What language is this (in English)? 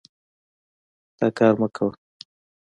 Pashto